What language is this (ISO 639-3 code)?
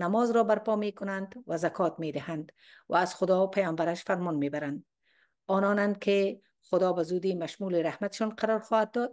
fas